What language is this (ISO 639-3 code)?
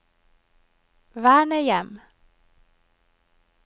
nor